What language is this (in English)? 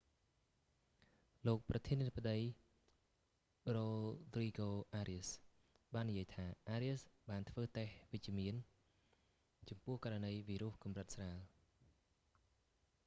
Khmer